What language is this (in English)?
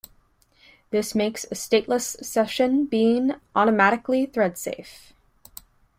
English